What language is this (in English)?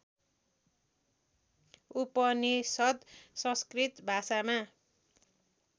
Nepali